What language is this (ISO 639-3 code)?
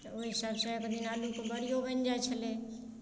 mai